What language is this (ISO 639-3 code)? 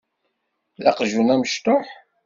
kab